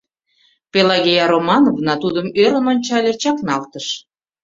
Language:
Mari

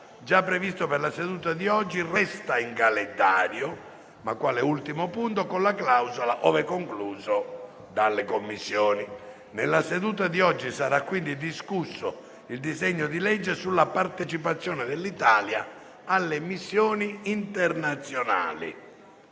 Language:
Italian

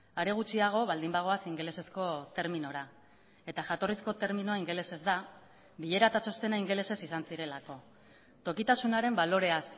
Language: Basque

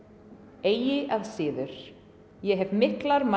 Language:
Icelandic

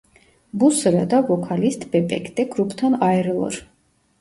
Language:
Turkish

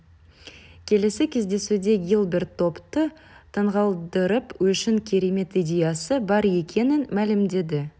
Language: Kazakh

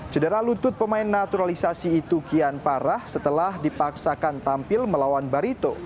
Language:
Indonesian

